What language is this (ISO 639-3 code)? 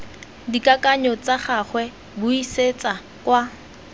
tsn